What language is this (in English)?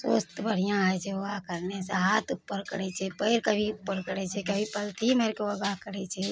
Maithili